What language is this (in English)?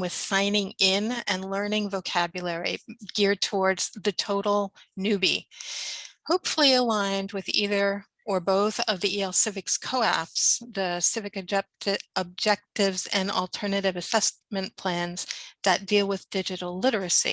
English